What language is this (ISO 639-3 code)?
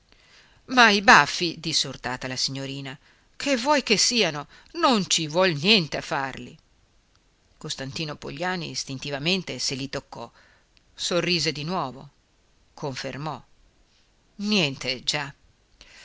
ita